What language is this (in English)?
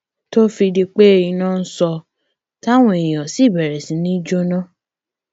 Yoruba